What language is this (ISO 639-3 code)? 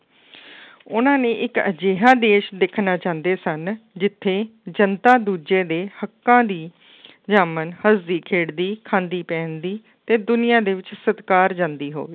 pan